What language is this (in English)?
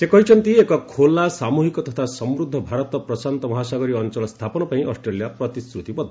Odia